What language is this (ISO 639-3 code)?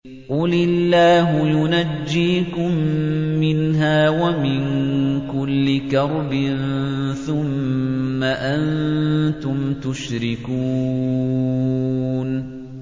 ara